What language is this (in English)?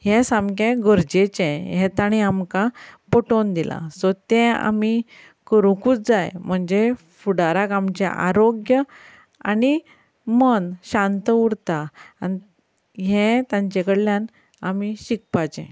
Konkani